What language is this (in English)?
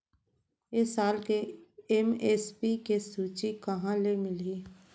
Chhattisgarhi